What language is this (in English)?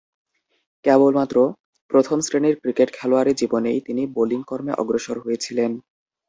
Bangla